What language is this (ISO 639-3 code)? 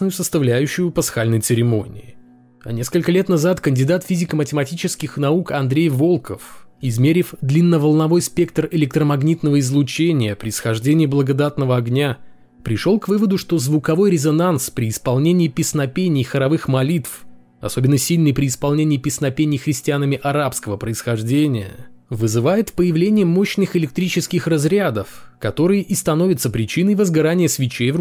rus